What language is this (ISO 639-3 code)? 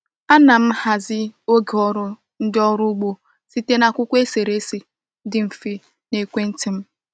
ibo